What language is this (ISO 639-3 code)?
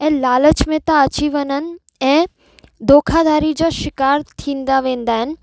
snd